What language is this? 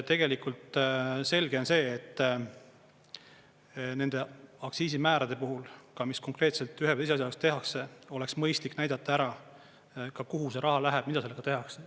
Estonian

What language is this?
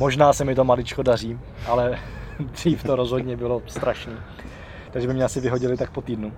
Czech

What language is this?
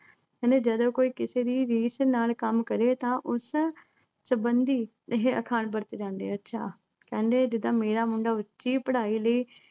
Punjabi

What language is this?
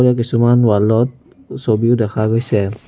Assamese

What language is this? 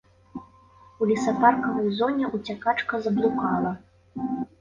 Belarusian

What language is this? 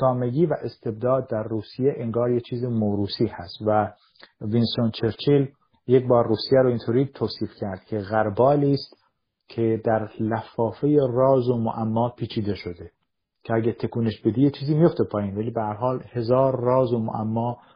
Persian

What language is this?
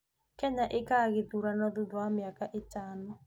Kikuyu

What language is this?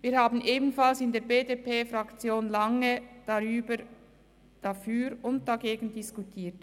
Swiss German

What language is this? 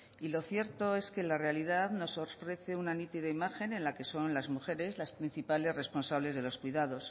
Spanish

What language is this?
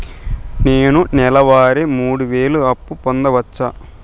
Telugu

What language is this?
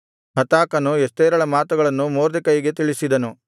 Kannada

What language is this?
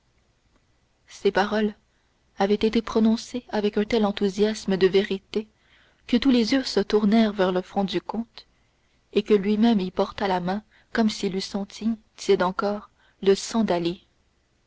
French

